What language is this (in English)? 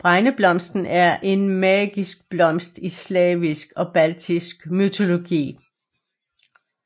Danish